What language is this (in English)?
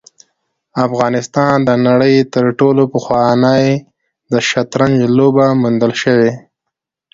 Pashto